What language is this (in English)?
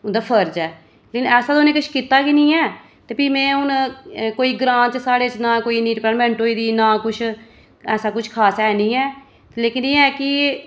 Dogri